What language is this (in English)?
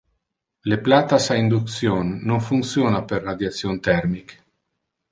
Interlingua